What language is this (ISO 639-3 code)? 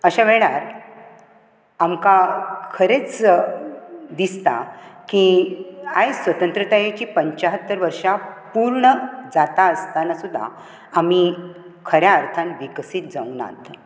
kok